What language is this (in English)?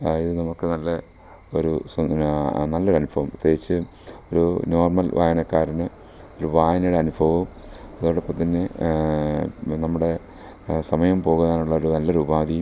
Malayalam